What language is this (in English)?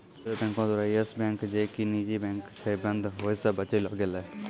Maithili